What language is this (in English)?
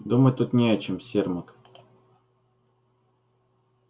Russian